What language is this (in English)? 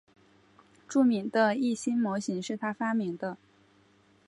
Chinese